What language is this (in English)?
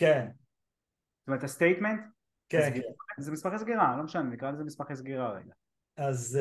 Hebrew